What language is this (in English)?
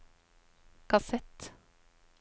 Norwegian